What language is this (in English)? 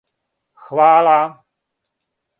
Serbian